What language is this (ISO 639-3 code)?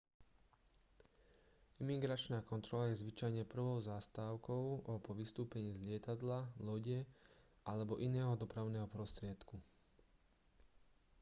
slk